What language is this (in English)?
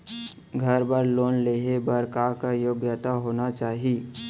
Chhattisgarhi